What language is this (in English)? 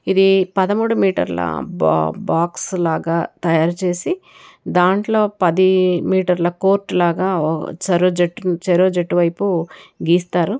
Telugu